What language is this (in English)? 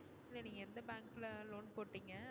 Tamil